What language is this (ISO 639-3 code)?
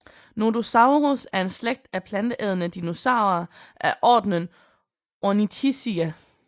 dan